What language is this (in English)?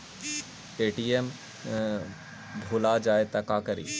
Magahi